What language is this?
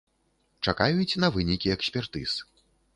Belarusian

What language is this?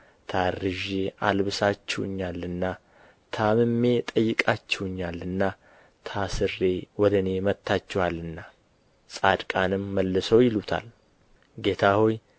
Amharic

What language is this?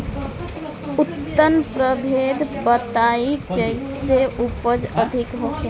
Bhojpuri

